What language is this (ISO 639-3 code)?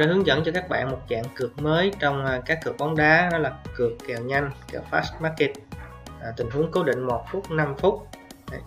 vie